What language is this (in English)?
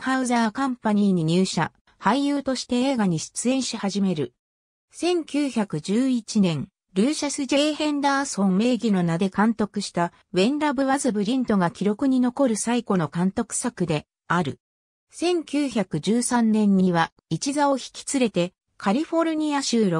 Japanese